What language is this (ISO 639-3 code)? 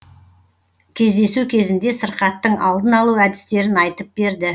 kaz